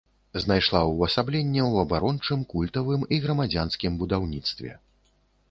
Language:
Belarusian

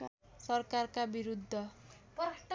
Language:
Nepali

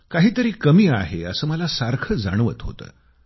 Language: Marathi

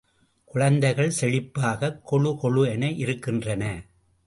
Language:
Tamil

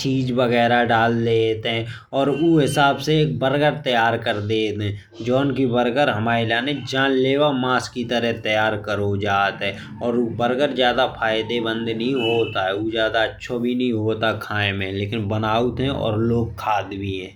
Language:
Bundeli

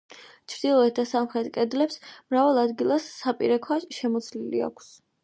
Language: Georgian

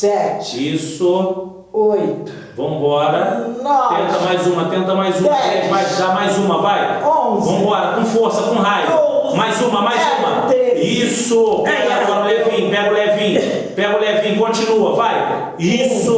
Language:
Portuguese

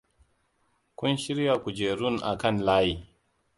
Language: Hausa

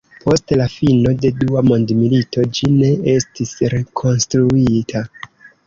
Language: Esperanto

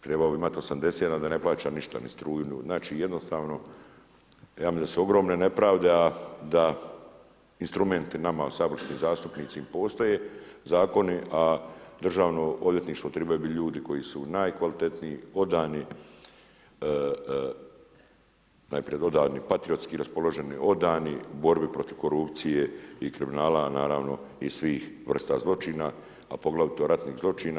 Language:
Croatian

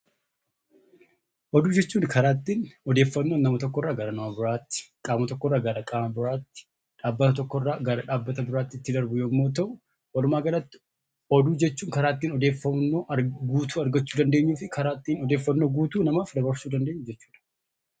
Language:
Oromo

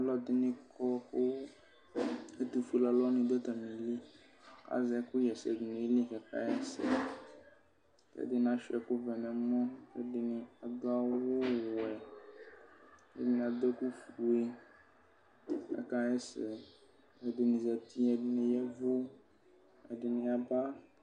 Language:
Ikposo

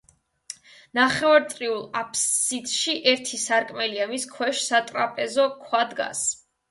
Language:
Georgian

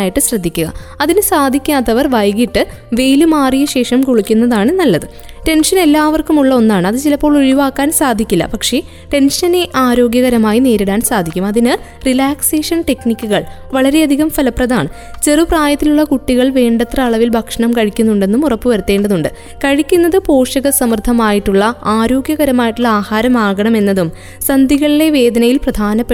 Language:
Malayalam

